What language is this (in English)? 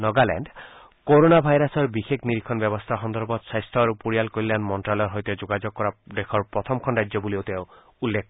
Assamese